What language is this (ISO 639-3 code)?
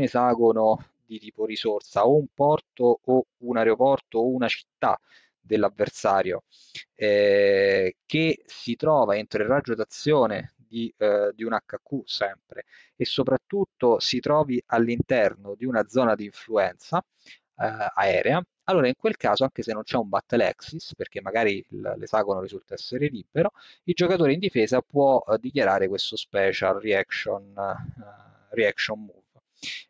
ita